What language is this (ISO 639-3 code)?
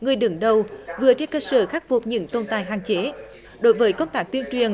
vie